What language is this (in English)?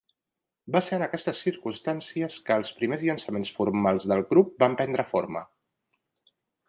Catalan